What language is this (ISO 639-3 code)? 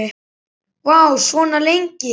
isl